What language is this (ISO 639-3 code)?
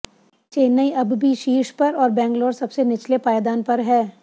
hin